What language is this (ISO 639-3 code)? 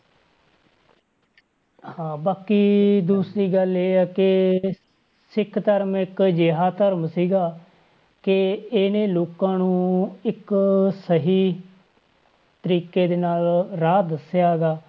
pan